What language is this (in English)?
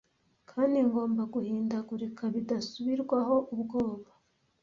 Kinyarwanda